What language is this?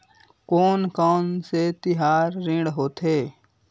Chhattisgarhi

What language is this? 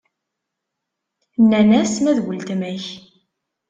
Kabyle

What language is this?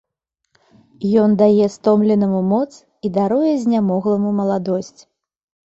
Belarusian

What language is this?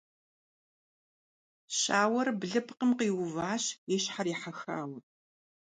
Kabardian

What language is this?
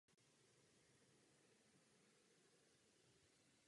Czech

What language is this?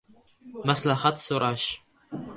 Uzbek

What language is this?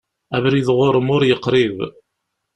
Kabyle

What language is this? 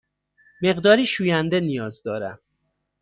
Persian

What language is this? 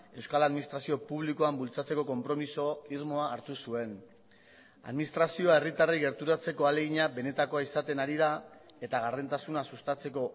Basque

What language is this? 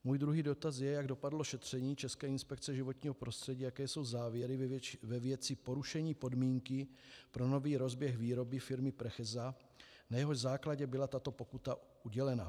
Czech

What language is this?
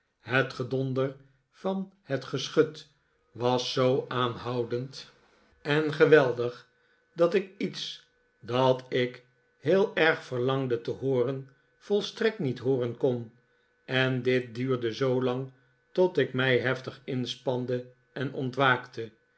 Dutch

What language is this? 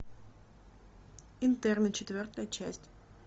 Russian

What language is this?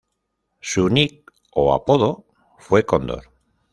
Spanish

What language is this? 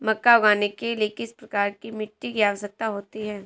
Hindi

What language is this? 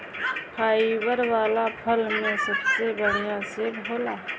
Bhojpuri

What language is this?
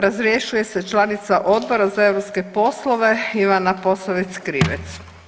Croatian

